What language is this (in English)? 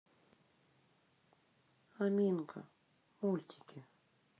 Russian